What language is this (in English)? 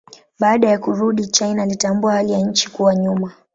Swahili